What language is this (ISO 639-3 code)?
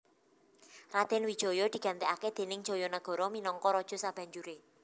jav